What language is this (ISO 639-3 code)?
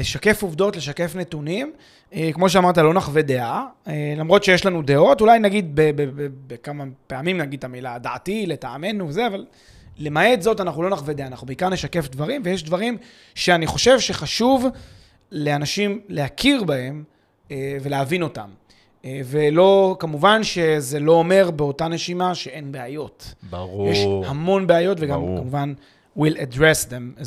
heb